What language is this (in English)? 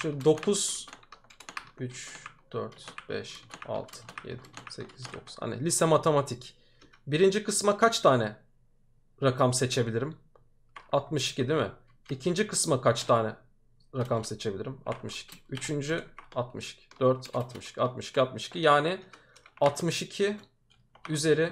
Turkish